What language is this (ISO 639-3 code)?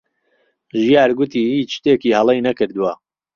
ckb